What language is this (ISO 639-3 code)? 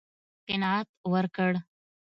pus